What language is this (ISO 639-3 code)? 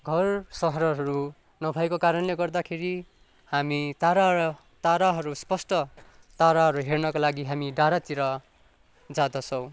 nep